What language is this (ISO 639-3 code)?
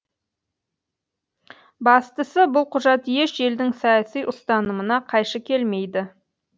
kaz